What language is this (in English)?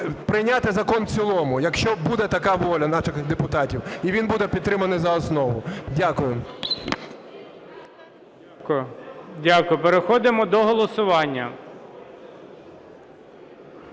Ukrainian